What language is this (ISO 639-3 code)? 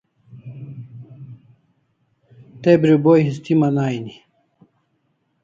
kls